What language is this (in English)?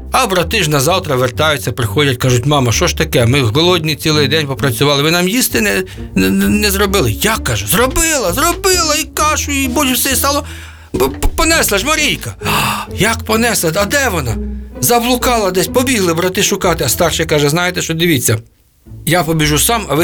Ukrainian